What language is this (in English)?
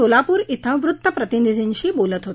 Marathi